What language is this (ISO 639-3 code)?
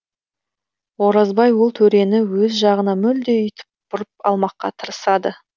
kaz